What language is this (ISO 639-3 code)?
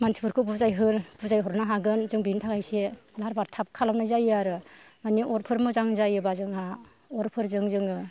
brx